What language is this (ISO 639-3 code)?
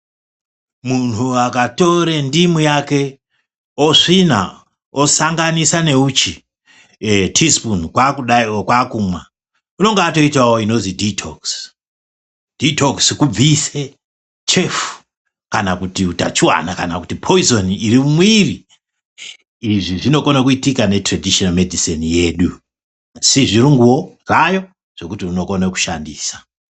ndc